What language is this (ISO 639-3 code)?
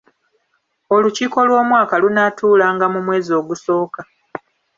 lug